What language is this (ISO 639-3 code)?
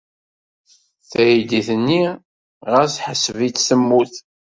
kab